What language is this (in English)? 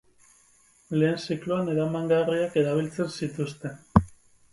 Basque